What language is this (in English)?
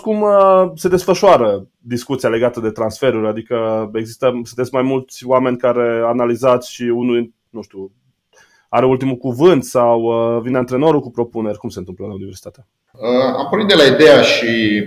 Romanian